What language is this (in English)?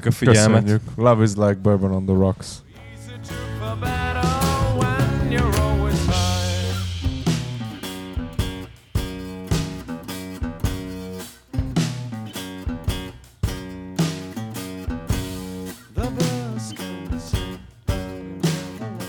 Hungarian